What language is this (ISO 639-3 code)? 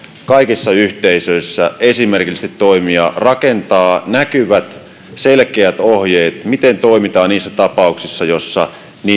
fin